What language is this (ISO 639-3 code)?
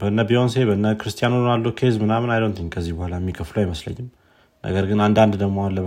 amh